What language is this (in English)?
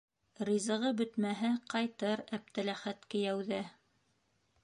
Bashkir